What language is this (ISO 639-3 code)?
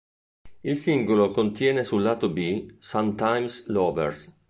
ita